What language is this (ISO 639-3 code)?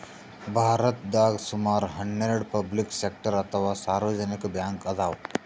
kan